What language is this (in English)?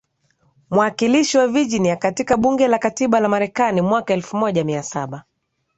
Swahili